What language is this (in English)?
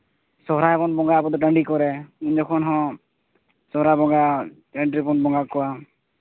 Santali